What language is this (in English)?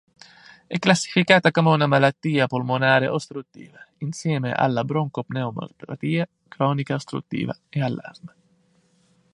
Italian